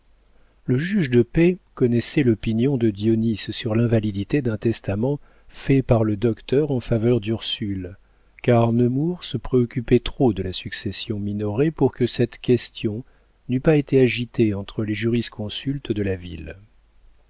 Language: French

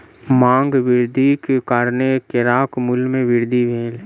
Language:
Maithili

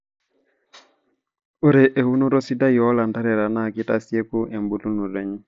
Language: Masai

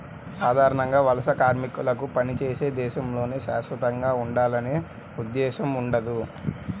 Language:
Telugu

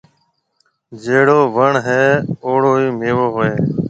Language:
Marwari (Pakistan)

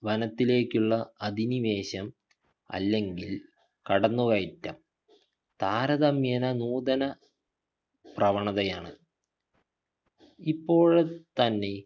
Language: Malayalam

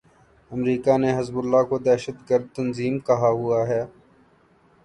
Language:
Urdu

